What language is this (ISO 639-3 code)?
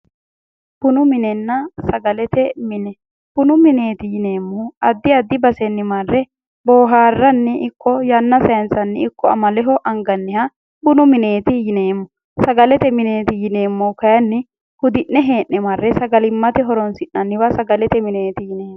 sid